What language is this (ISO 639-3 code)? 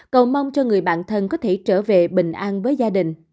vie